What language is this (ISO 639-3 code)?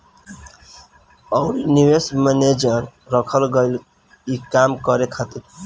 bho